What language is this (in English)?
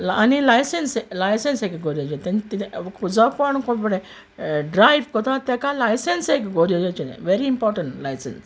Konkani